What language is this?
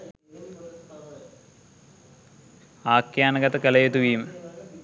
Sinhala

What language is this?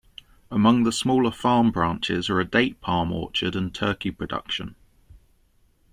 English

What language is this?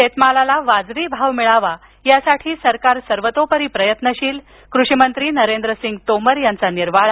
Marathi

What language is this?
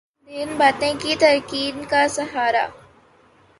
Urdu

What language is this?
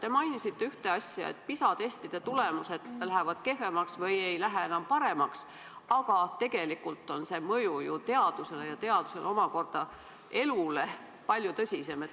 Estonian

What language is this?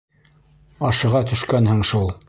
Bashkir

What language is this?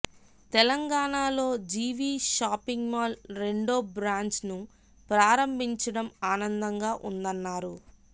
Telugu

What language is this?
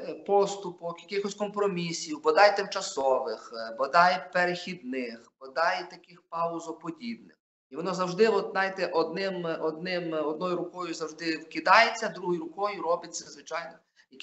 Ukrainian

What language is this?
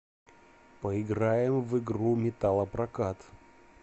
Russian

